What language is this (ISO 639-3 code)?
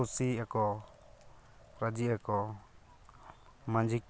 sat